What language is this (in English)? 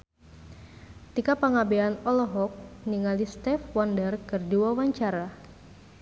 Sundanese